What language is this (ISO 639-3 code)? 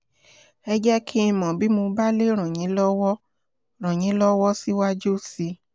yor